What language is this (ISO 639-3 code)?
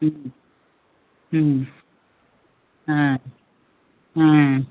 asm